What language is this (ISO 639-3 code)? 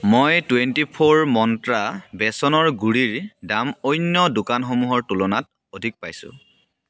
asm